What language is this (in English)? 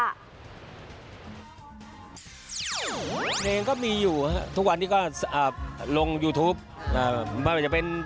Thai